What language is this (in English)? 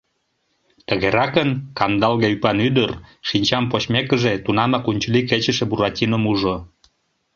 Mari